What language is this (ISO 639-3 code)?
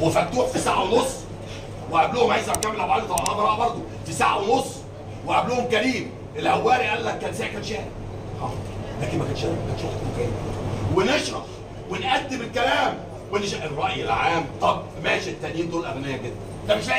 ara